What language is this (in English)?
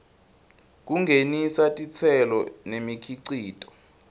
Swati